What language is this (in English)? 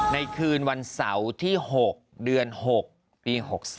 Thai